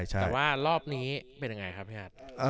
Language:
Thai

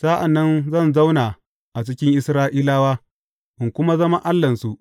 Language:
Hausa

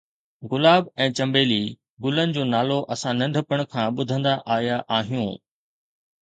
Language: Sindhi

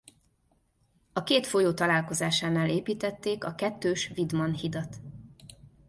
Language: Hungarian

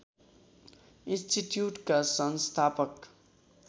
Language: Nepali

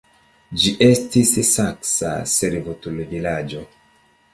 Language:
Esperanto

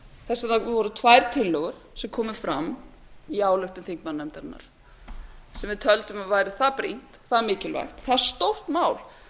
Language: Icelandic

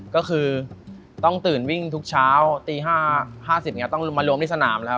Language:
Thai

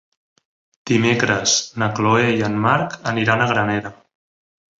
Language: Catalan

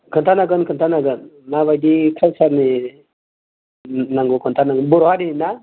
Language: Bodo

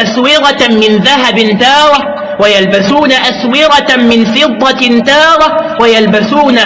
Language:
Arabic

